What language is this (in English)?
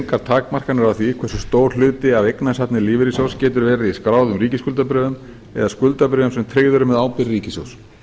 Icelandic